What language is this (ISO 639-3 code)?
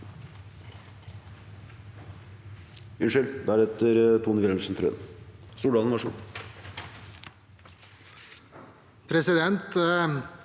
nor